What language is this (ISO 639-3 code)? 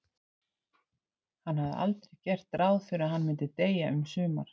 isl